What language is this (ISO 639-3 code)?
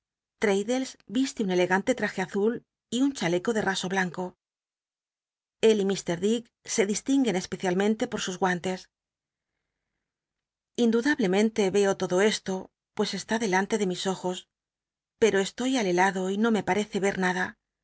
spa